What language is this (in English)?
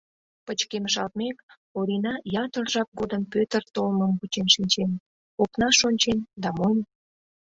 Mari